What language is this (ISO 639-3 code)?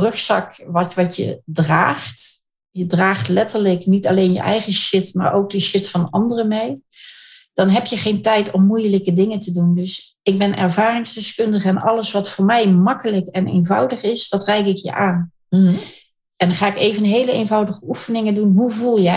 nld